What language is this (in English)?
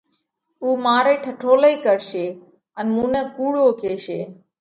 Parkari Koli